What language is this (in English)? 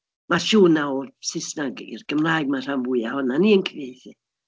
Welsh